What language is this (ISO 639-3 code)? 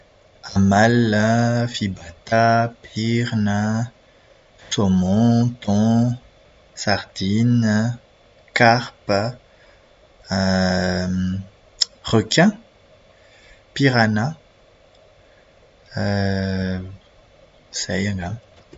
mlg